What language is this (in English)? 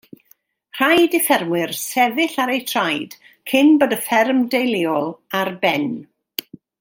Welsh